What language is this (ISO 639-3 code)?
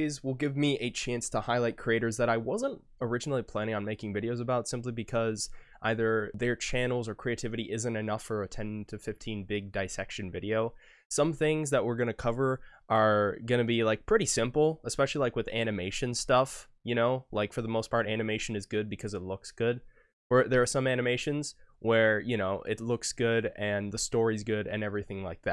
eng